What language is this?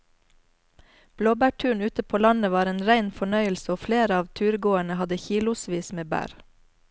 Norwegian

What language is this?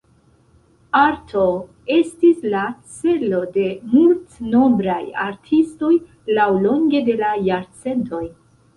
Esperanto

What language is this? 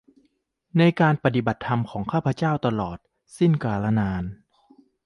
Thai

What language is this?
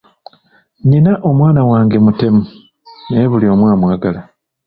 Ganda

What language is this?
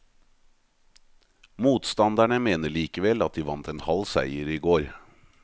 Norwegian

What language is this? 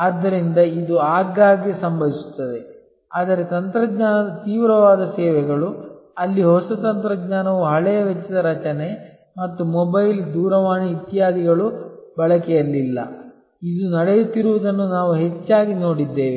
Kannada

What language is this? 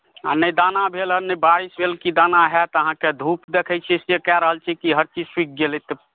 Maithili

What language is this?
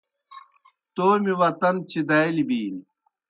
Kohistani Shina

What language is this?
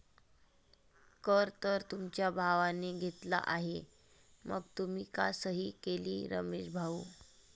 Marathi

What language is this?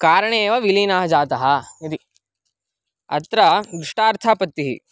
Sanskrit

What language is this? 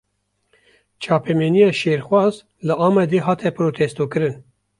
Kurdish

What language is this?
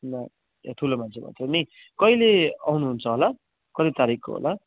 Nepali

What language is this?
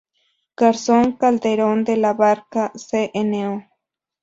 Spanish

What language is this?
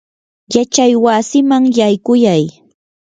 Yanahuanca Pasco Quechua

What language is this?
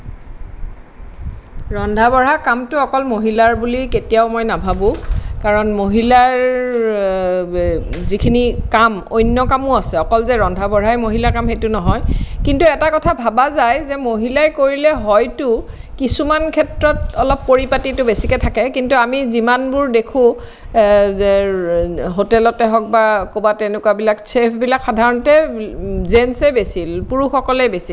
Assamese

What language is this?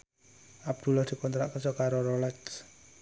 Javanese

